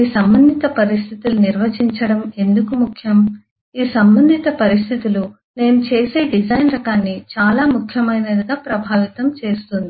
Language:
Telugu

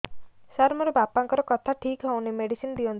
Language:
Odia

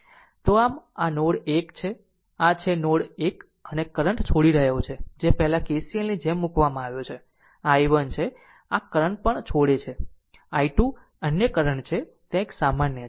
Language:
Gujarati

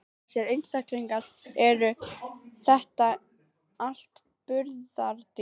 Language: Icelandic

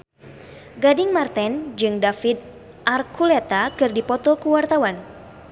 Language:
Sundanese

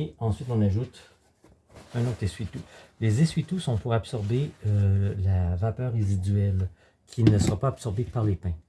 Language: French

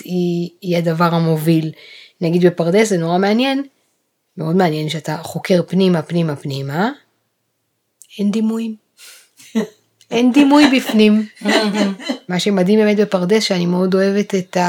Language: Hebrew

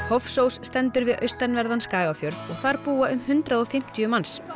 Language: Icelandic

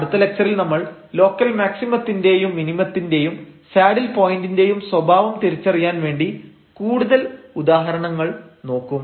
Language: Malayalam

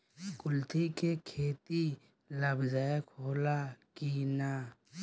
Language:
Bhojpuri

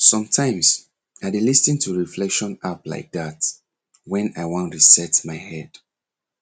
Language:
Nigerian Pidgin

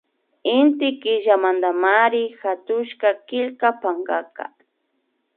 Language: Imbabura Highland Quichua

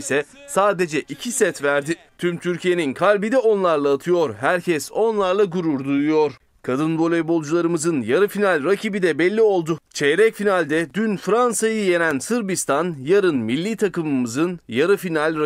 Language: Turkish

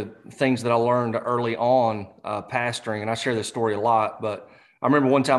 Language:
English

